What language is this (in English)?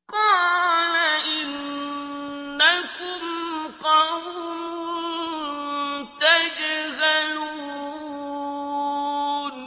Arabic